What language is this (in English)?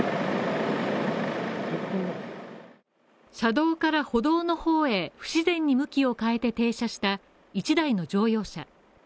Japanese